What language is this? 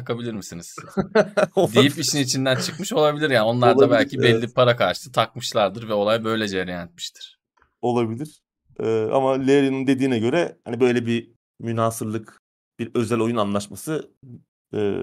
Turkish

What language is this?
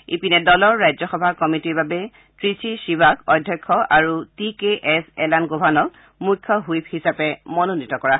Assamese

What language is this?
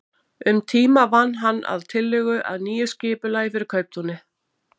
Icelandic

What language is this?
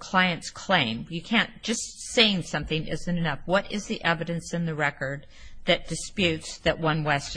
English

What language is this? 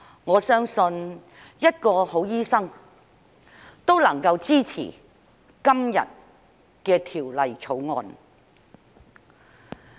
Cantonese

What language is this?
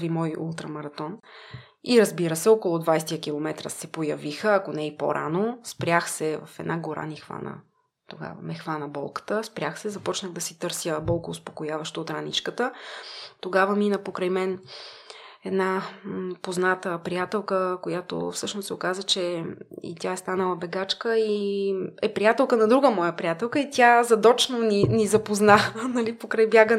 Bulgarian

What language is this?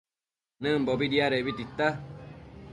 Matsés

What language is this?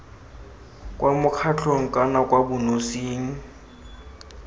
Tswana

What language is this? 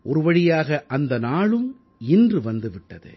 Tamil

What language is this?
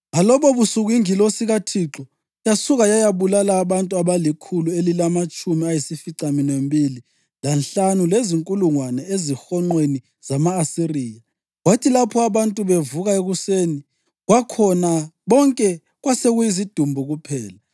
North Ndebele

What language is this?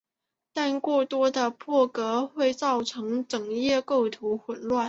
Chinese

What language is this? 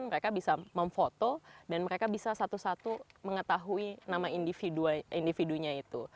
Indonesian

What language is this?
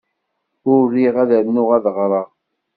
Kabyle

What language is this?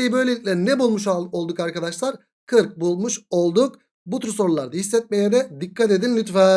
Turkish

